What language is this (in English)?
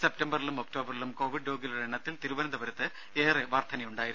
Malayalam